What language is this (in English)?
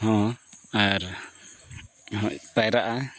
Santali